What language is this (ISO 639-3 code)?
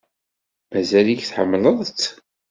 kab